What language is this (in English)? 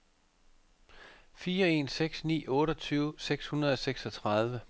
Danish